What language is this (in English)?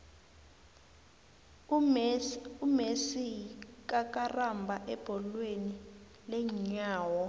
South Ndebele